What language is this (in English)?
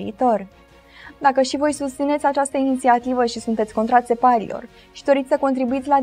Romanian